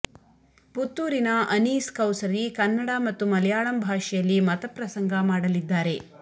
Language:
Kannada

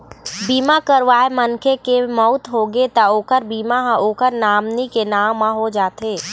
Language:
Chhattisgarhi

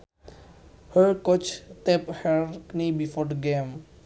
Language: Sundanese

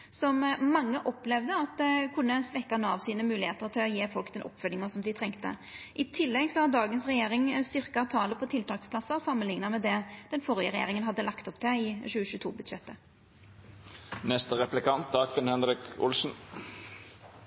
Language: Norwegian Nynorsk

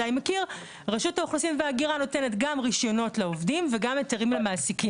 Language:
Hebrew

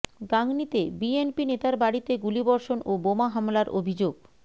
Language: Bangla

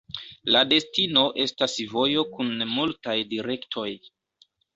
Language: Esperanto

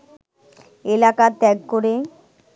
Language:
Bangla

